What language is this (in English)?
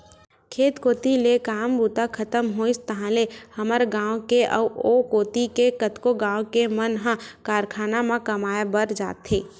Chhattisgarhi